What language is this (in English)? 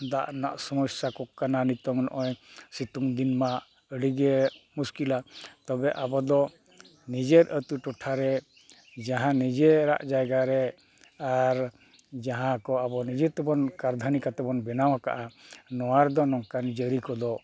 Santali